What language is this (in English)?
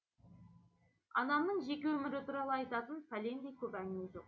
Kazakh